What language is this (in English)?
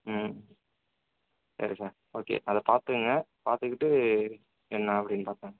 Tamil